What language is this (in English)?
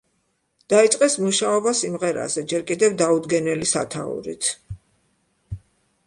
Georgian